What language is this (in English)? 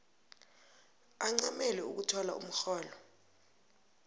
South Ndebele